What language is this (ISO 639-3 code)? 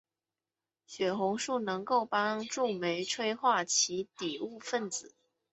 zho